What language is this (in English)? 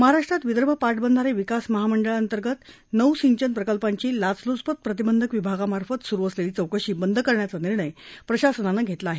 Marathi